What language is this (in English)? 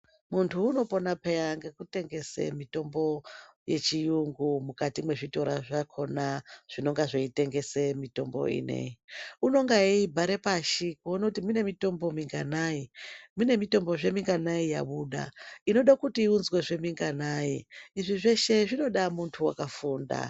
Ndau